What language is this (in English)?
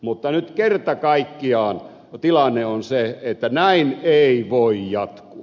Finnish